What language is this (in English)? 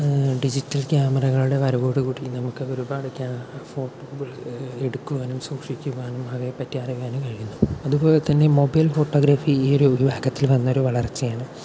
Malayalam